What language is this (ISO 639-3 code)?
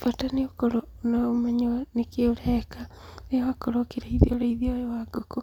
kik